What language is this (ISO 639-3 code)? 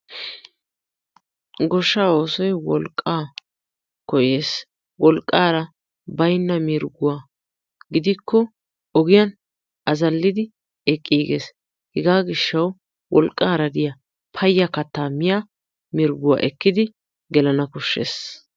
wal